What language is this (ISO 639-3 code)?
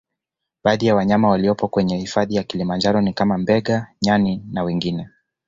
swa